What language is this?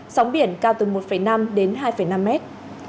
Vietnamese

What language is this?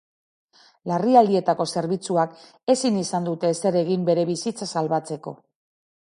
Basque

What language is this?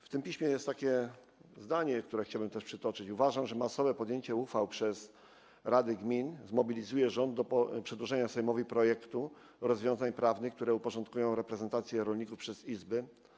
Polish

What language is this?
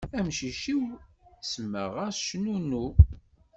Kabyle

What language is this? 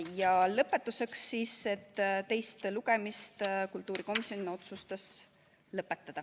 Estonian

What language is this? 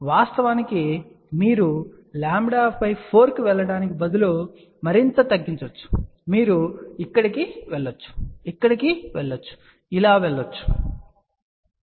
Telugu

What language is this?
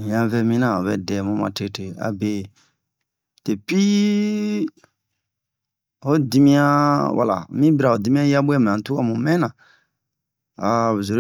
Bomu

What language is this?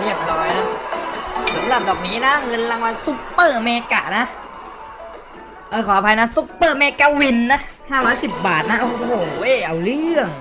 Thai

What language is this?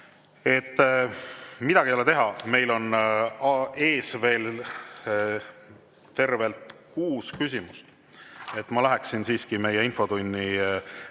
Estonian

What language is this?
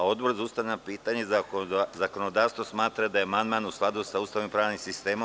Serbian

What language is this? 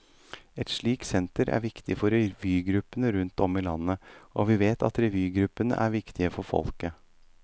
Norwegian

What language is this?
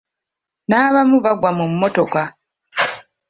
Ganda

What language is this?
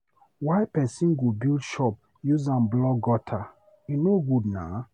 Nigerian Pidgin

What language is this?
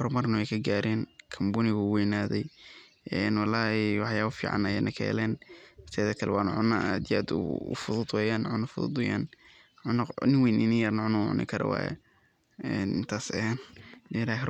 Somali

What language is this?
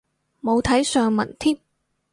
Cantonese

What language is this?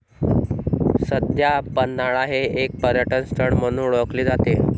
Marathi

